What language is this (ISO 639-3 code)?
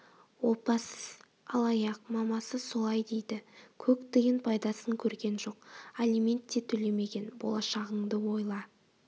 kaz